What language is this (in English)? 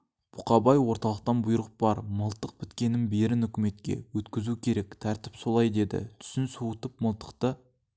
Kazakh